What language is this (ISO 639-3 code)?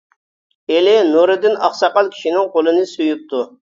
uig